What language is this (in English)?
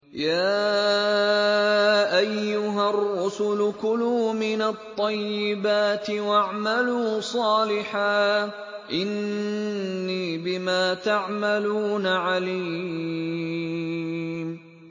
Arabic